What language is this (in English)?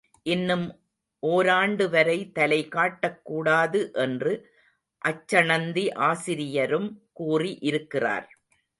Tamil